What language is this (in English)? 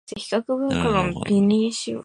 Japanese